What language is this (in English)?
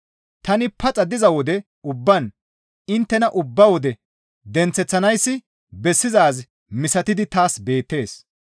Gamo